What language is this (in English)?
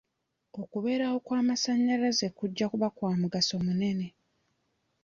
Ganda